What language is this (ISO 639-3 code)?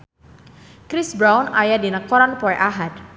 sun